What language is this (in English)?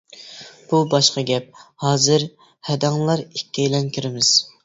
Uyghur